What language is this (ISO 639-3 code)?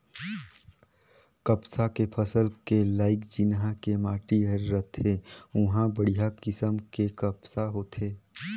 hne